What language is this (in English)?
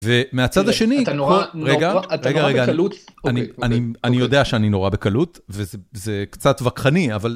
Hebrew